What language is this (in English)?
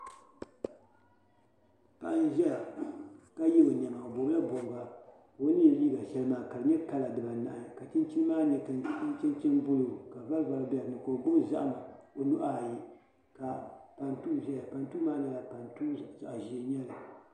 Dagbani